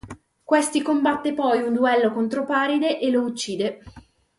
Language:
Italian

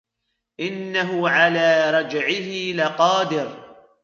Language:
Arabic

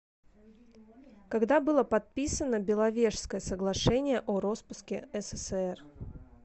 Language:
Russian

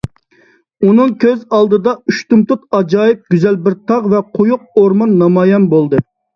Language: Uyghur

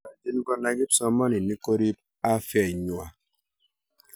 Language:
Kalenjin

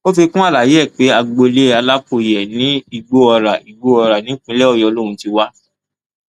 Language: Yoruba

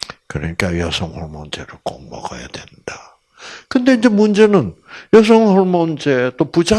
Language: Korean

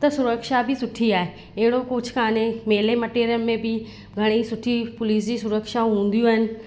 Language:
Sindhi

